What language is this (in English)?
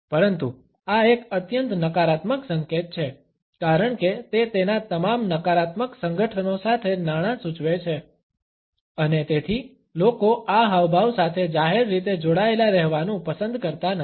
Gujarati